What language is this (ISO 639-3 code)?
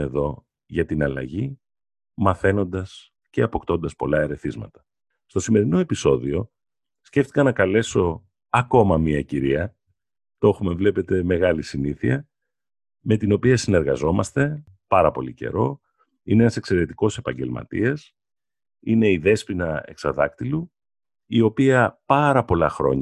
ell